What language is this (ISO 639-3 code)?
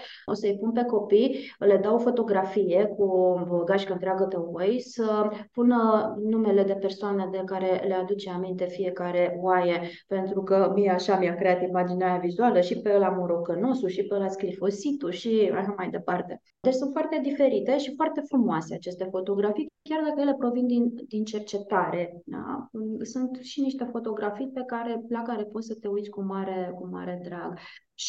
ron